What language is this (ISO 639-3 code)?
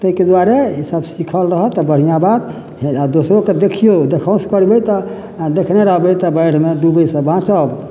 mai